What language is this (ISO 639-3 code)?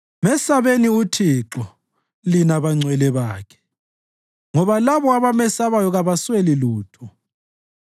nde